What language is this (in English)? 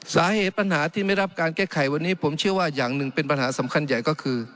Thai